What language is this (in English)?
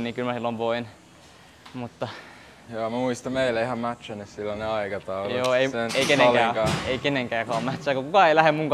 Finnish